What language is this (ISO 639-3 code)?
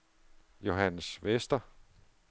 dan